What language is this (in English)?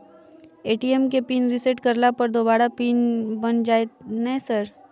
Maithili